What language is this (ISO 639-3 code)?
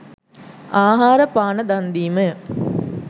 sin